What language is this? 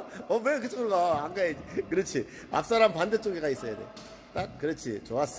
Korean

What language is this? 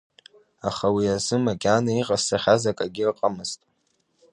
Abkhazian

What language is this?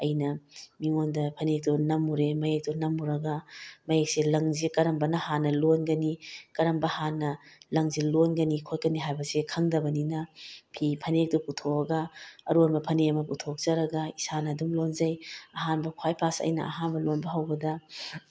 Manipuri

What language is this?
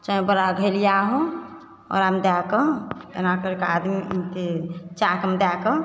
Maithili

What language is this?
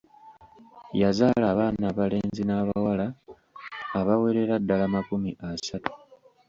Ganda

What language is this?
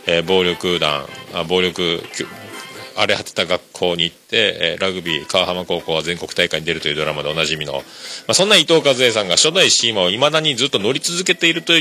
Japanese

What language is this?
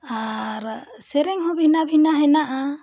Santali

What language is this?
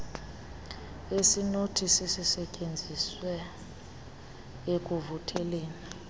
Xhosa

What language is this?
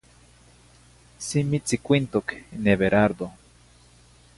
Zacatlán-Ahuacatlán-Tepetzintla Nahuatl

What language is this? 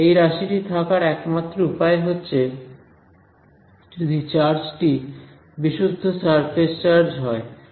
Bangla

